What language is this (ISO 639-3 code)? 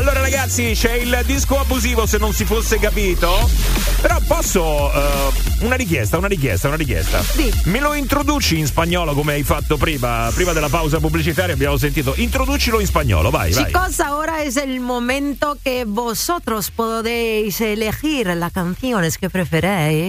ita